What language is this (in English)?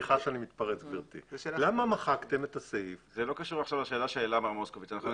Hebrew